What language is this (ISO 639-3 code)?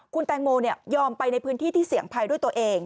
tha